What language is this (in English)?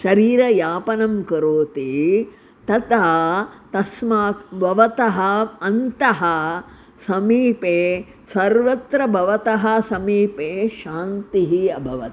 Sanskrit